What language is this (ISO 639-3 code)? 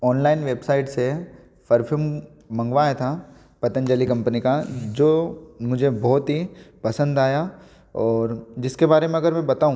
hin